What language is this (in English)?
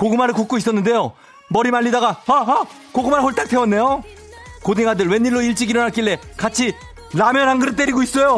Korean